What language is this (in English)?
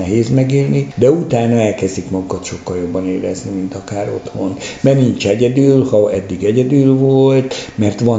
Hungarian